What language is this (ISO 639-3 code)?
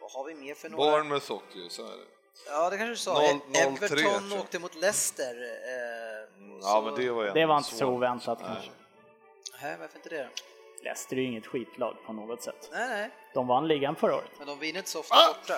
swe